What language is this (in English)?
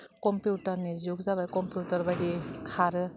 Bodo